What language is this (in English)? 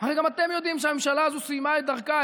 Hebrew